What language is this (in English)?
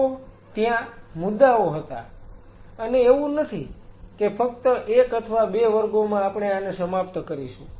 Gujarati